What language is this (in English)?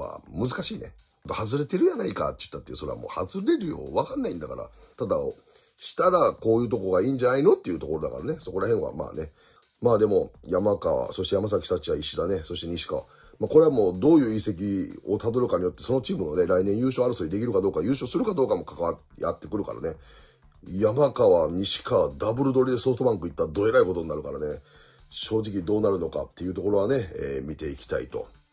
Japanese